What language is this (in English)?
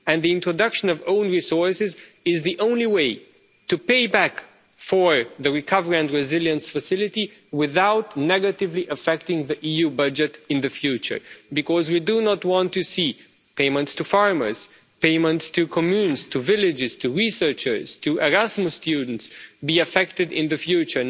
English